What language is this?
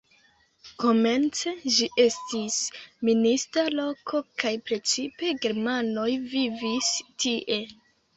Esperanto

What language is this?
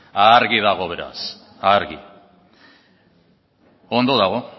Basque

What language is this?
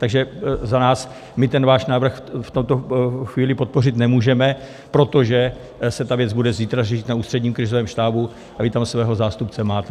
Czech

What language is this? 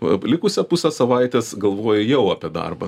Lithuanian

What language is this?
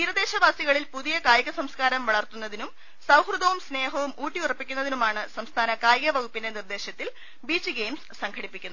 Malayalam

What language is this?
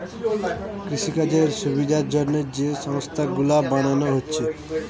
Bangla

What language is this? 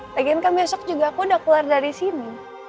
Indonesian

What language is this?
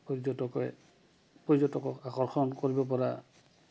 Assamese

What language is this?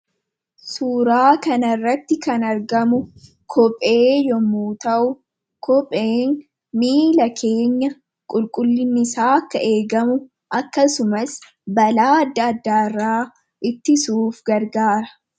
Oromo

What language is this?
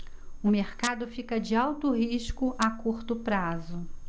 Portuguese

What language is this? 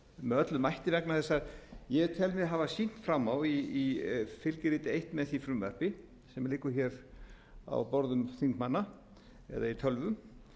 Icelandic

